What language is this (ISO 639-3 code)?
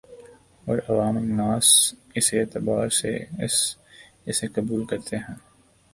urd